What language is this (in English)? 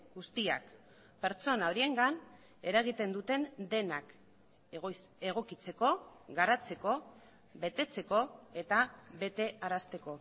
Basque